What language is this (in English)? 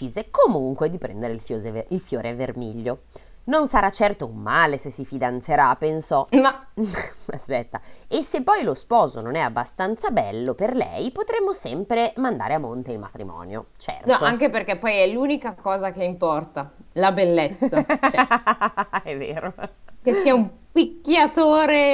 Italian